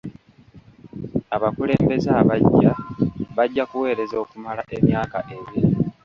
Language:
Ganda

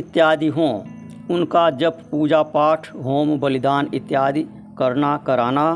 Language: Hindi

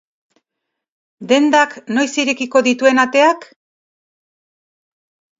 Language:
Basque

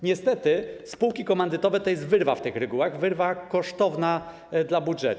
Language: Polish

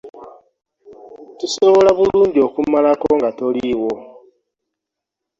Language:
Ganda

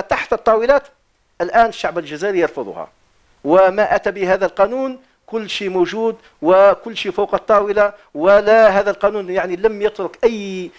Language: Arabic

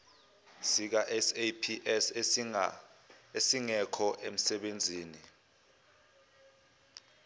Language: Zulu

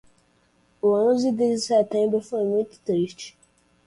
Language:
Portuguese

